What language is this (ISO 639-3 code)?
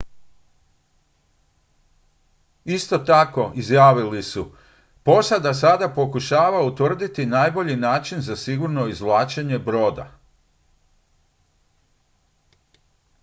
hrv